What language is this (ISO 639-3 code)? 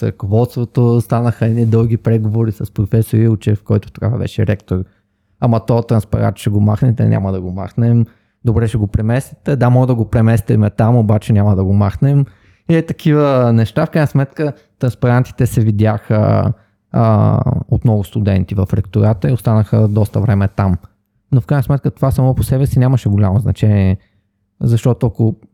bul